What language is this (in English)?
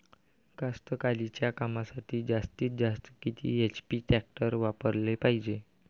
Marathi